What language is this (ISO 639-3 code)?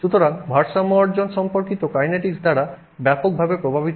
ben